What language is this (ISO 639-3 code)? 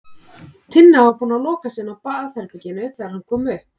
isl